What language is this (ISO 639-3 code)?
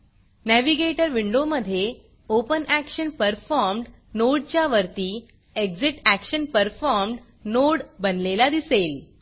mar